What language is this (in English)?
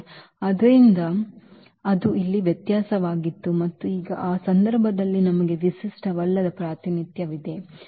Kannada